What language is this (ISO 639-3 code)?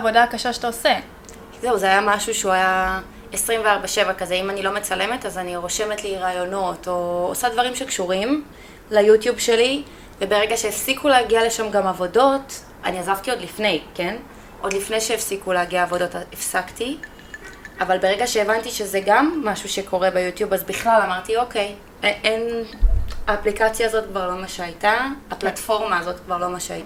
heb